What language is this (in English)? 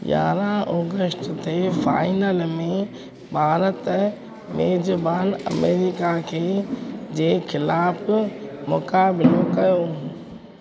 Sindhi